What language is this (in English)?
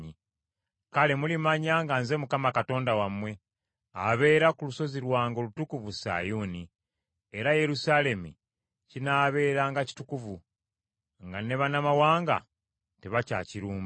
Ganda